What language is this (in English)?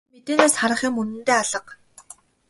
Mongolian